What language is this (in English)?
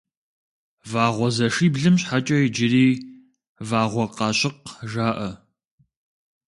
Kabardian